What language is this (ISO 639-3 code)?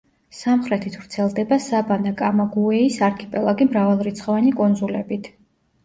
kat